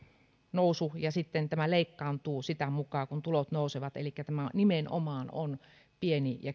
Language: Finnish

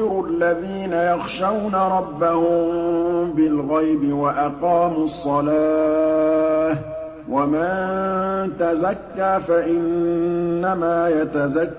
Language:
Arabic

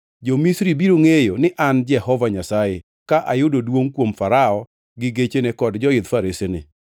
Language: Luo (Kenya and Tanzania)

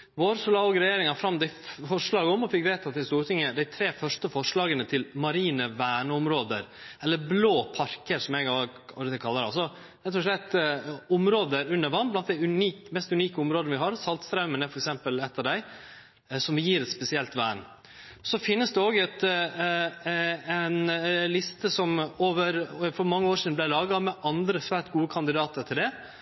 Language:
Norwegian Nynorsk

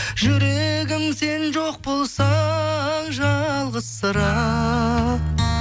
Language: Kazakh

